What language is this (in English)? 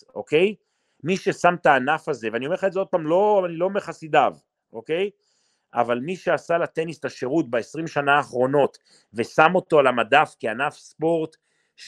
Hebrew